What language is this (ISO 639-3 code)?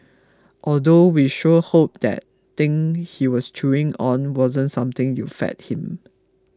eng